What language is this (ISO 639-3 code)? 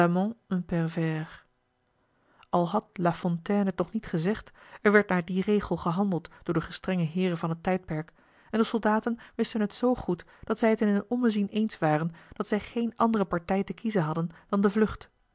nld